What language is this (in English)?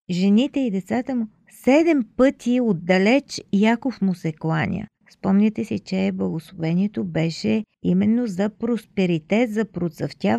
Bulgarian